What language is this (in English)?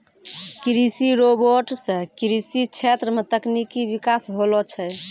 Maithili